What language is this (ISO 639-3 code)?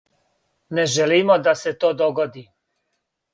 srp